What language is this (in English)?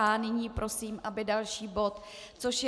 Czech